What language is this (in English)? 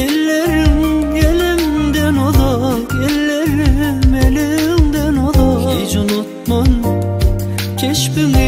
Turkish